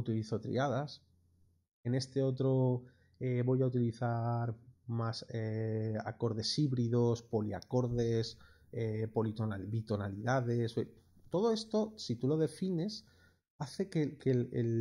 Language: Spanish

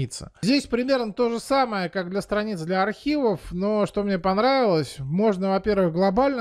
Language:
Russian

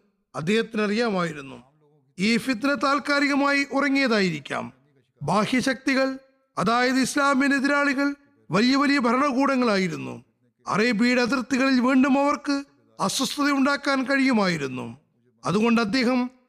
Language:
Malayalam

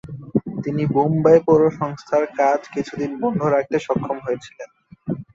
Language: Bangla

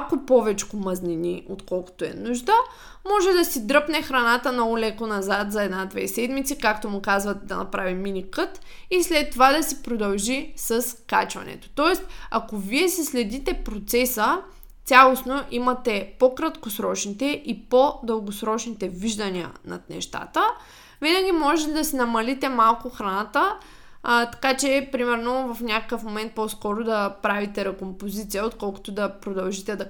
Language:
Bulgarian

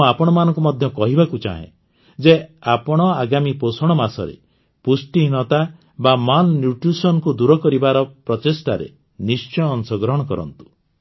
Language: Odia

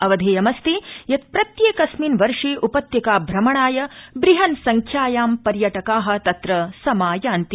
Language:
Sanskrit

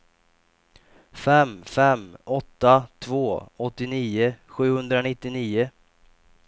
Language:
Swedish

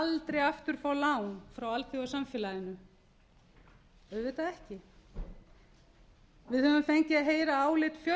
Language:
Icelandic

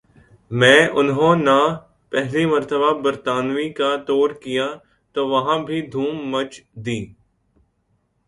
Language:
Urdu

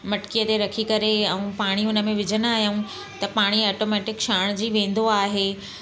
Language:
Sindhi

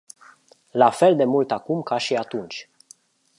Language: Romanian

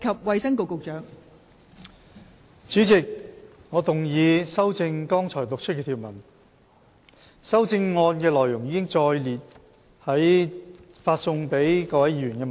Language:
Cantonese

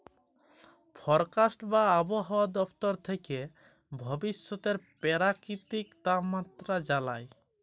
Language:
Bangla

